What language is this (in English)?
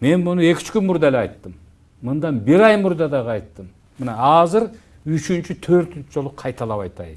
Turkish